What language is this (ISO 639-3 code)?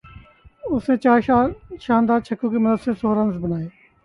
urd